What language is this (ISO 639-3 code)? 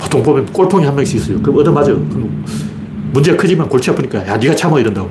kor